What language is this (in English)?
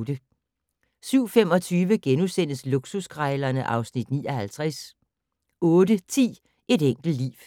Danish